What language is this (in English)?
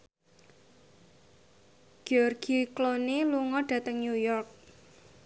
Javanese